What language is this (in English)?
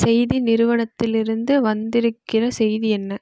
Tamil